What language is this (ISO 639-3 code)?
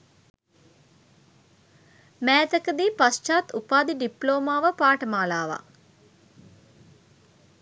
sin